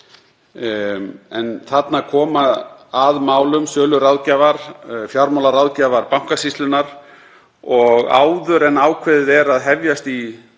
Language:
Icelandic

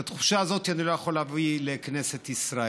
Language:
Hebrew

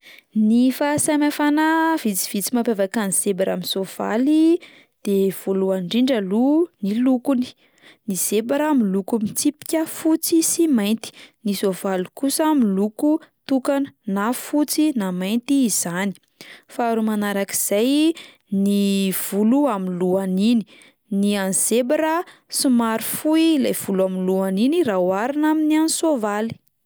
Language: Malagasy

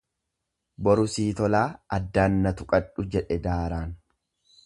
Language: Oromo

